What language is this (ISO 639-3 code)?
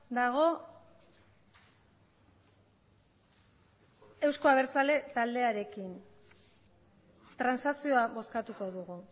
eus